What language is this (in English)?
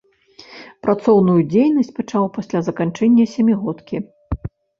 Belarusian